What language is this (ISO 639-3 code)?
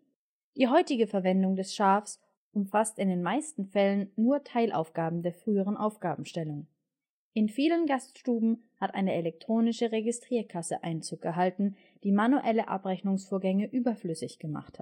deu